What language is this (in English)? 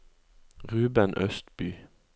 Norwegian